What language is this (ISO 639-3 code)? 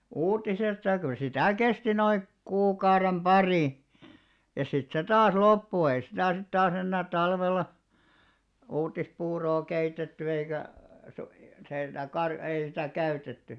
fin